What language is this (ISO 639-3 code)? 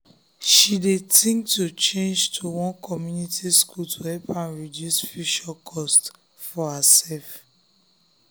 pcm